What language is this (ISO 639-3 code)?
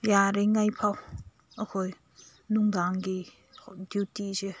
mni